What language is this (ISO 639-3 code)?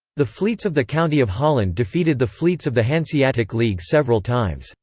eng